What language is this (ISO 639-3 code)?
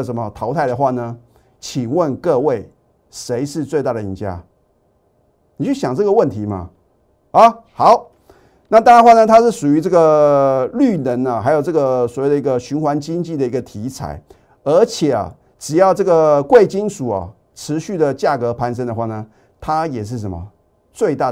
zho